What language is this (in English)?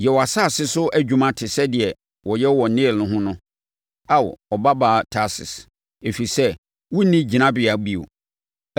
Akan